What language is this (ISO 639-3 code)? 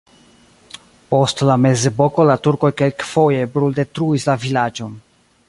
epo